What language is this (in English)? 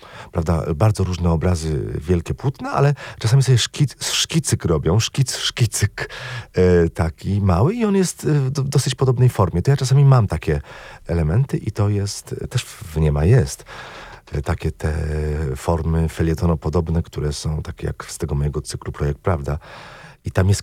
Polish